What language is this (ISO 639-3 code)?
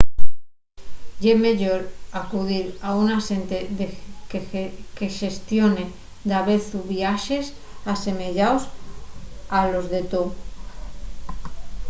ast